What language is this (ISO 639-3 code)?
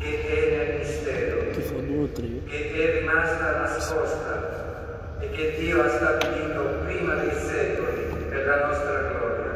ita